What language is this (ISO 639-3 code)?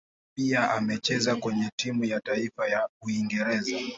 swa